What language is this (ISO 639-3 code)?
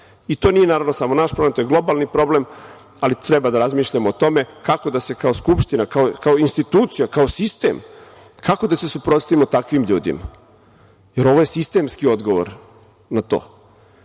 srp